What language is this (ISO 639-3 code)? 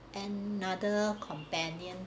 eng